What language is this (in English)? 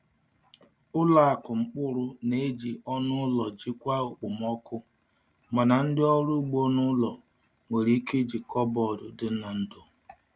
Igbo